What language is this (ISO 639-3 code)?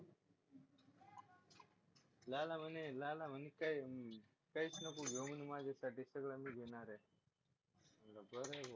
mar